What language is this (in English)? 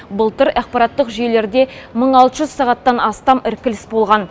Kazakh